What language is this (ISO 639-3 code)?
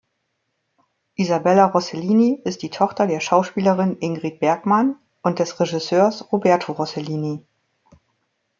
deu